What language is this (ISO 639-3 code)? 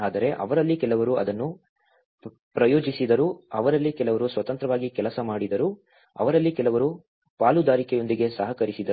kan